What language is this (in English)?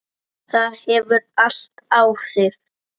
Icelandic